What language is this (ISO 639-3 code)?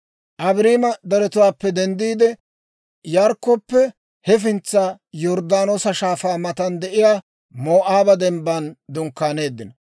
dwr